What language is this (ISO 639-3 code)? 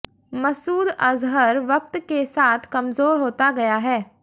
hin